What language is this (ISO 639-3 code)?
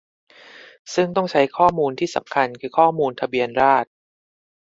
tha